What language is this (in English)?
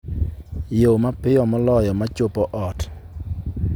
Luo (Kenya and Tanzania)